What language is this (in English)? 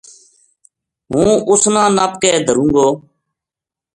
Gujari